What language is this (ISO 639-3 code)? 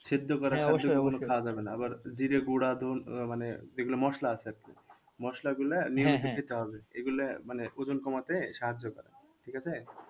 ben